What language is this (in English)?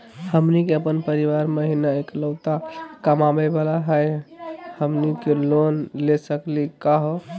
Magahi